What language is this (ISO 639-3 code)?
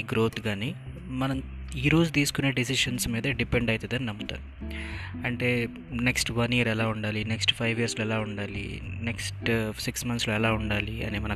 tel